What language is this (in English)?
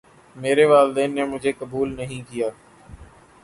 Urdu